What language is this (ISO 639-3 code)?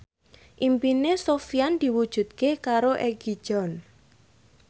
jav